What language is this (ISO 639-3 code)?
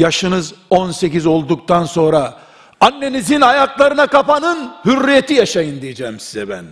tur